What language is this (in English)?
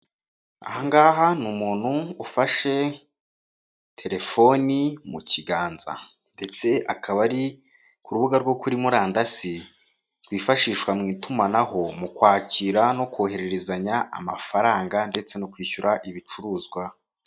Kinyarwanda